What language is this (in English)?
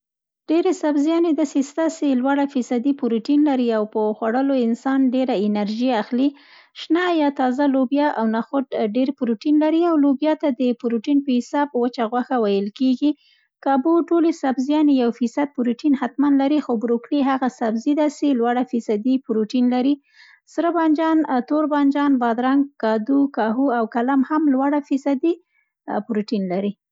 Central Pashto